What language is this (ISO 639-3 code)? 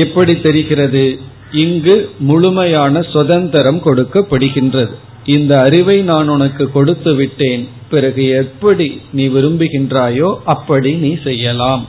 tam